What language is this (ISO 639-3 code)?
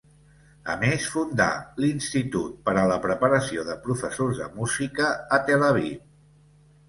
cat